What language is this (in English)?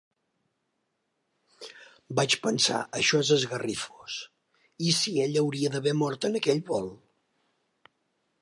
Catalan